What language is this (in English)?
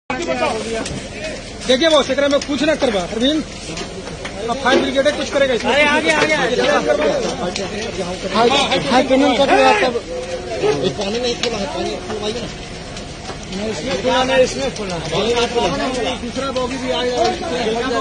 Italian